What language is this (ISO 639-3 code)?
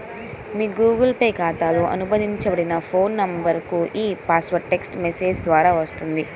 tel